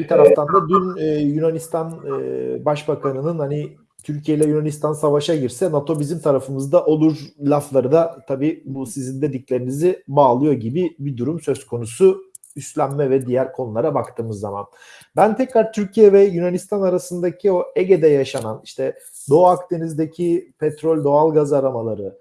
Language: Turkish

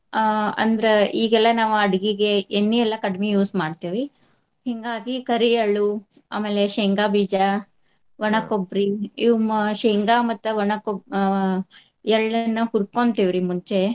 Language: Kannada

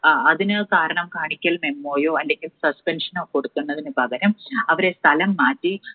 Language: Malayalam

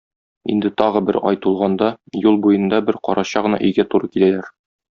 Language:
Tatar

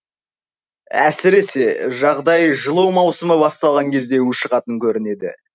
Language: Kazakh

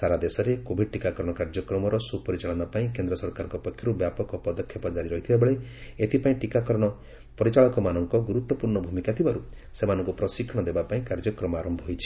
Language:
Odia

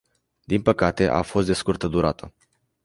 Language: Romanian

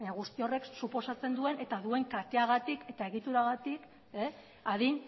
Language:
Basque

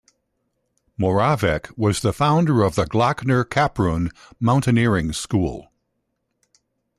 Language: English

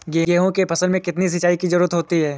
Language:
Hindi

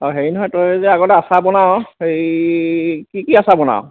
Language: Assamese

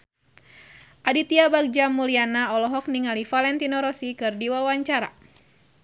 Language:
Sundanese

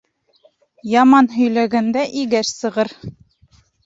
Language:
Bashkir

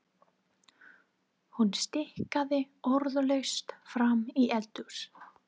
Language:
Icelandic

